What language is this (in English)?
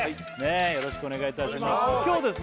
Japanese